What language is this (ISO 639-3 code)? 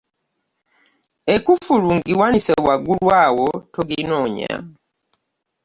lug